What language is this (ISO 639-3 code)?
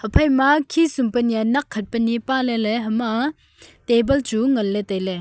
nnp